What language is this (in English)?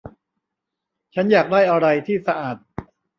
Thai